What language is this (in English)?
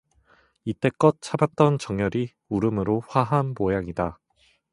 Korean